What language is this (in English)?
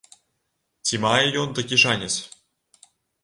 Belarusian